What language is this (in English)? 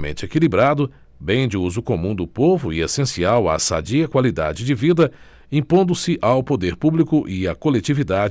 Portuguese